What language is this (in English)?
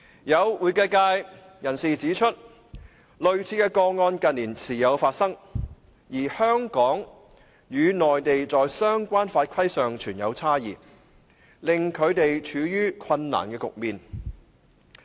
Cantonese